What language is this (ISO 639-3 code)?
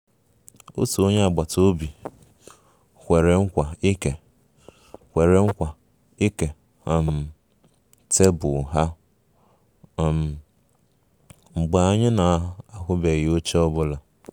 ibo